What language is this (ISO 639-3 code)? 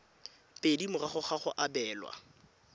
tsn